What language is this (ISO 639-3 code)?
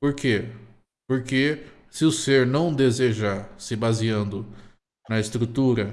por